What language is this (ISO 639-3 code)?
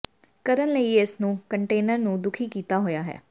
pan